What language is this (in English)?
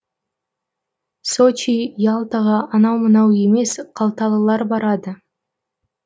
Kazakh